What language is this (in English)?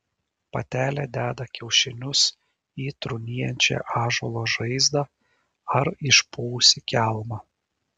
Lithuanian